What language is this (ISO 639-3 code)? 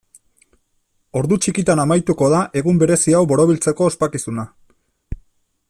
eus